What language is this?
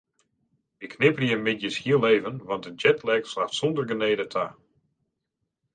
Western Frisian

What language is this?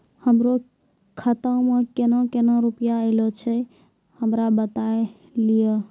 Maithili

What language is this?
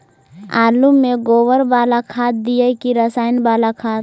Magahi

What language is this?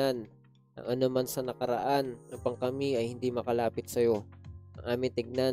Filipino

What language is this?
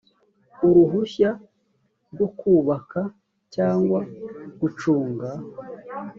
Kinyarwanda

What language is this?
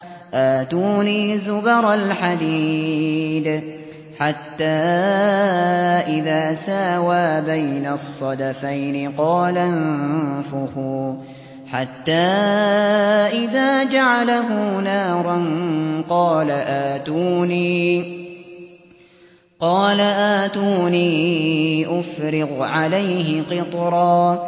Arabic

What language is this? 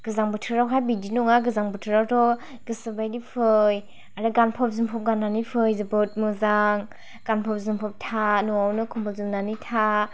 Bodo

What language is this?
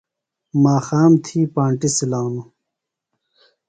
Phalura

